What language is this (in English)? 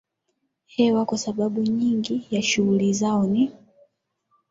Swahili